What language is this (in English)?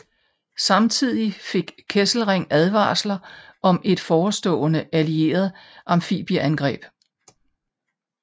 Danish